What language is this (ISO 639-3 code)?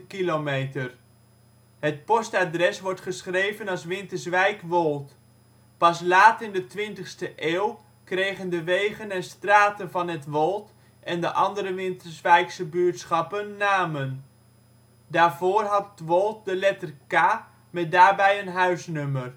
nld